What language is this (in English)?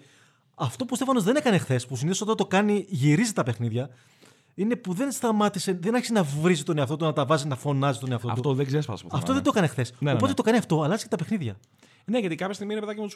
Greek